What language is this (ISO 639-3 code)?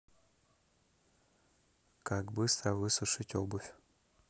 rus